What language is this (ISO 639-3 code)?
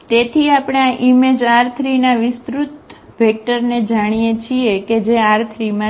guj